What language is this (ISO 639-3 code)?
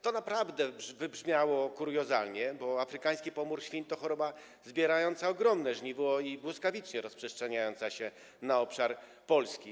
pol